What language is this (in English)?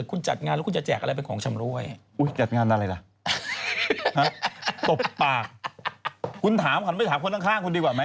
Thai